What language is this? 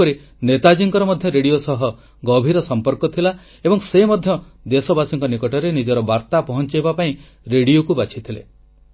Odia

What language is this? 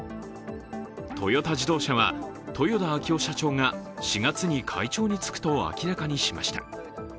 Japanese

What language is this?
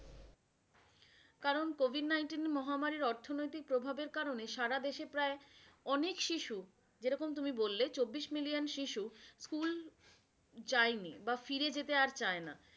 Bangla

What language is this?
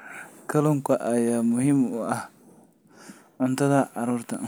Somali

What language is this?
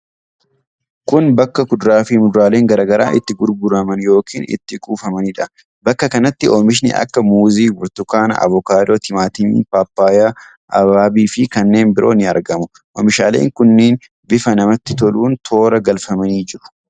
Oromo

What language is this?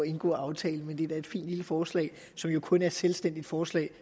Danish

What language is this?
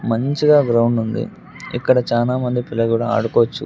Telugu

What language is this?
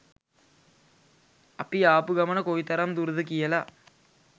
Sinhala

